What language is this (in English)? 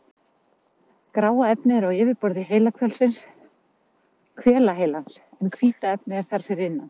Icelandic